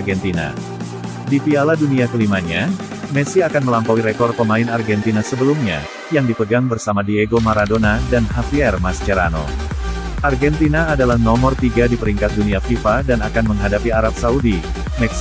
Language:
Indonesian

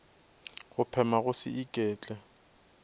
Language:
Northern Sotho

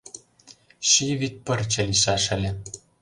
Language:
Mari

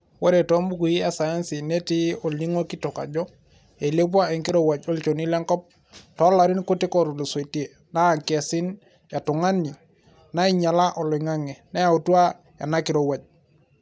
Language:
Masai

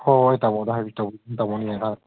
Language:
Manipuri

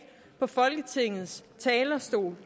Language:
Danish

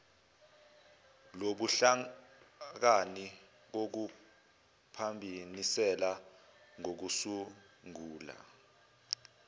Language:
Zulu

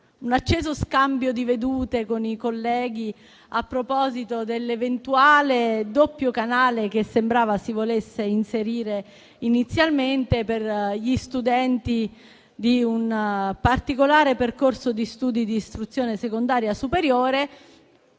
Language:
Italian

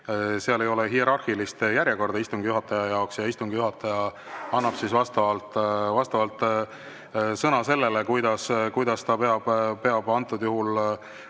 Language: Estonian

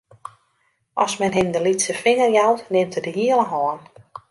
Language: Western Frisian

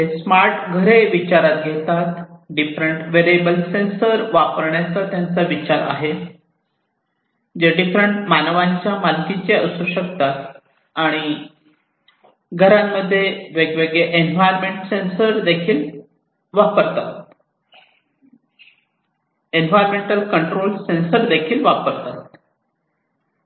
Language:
Marathi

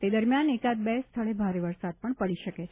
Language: Gujarati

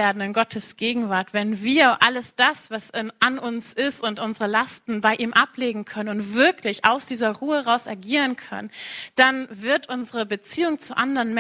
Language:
German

